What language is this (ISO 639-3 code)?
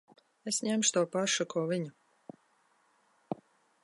lav